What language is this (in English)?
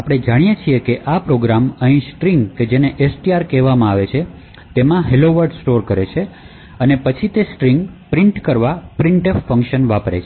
Gujarati